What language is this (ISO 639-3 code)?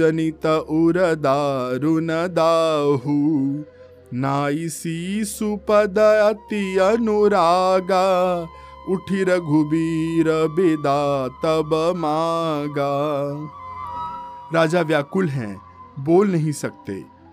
hin